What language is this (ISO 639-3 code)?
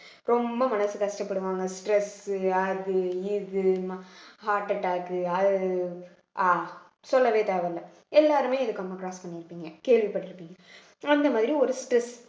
tam